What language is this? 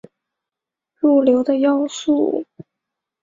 Chinese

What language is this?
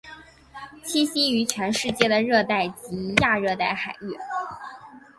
Chinese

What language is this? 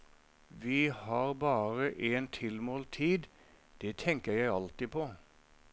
Norwegian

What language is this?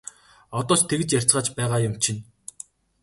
Mongolian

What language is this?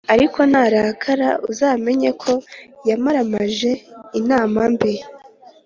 Kinyarwanda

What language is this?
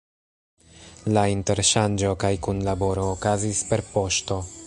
Esperanto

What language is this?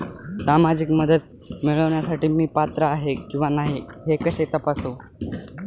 Marathi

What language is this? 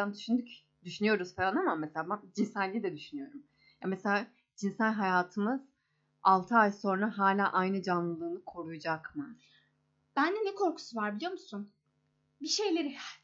Turkish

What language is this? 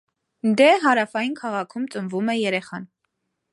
Armenian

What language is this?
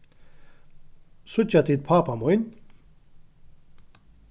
Faroese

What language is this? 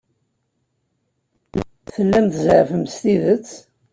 Kabyle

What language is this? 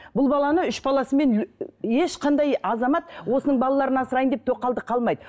Kazakh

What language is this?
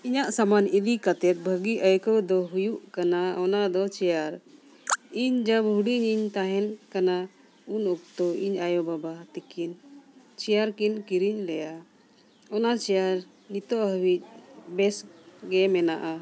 Santali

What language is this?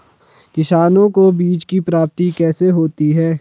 Hindi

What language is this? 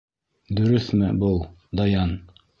Bashkir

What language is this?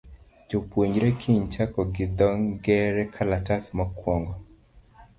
Luo (Kenya and Tanzania)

